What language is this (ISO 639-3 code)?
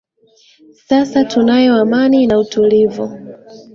swa